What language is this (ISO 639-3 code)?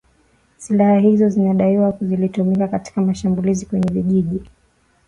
swa